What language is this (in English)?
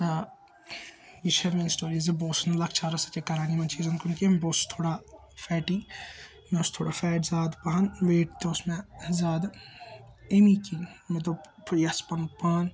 Kashmiri